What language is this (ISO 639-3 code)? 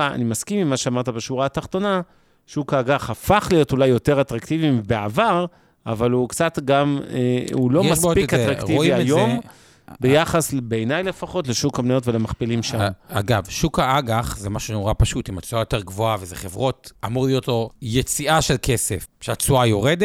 heb